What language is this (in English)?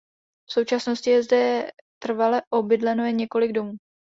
Czech